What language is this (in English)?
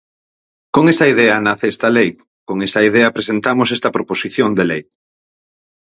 Galician